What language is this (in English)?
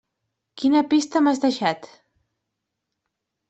Catalan